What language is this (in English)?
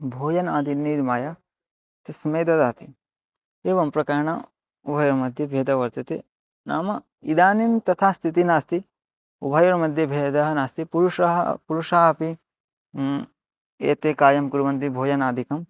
Sanskrit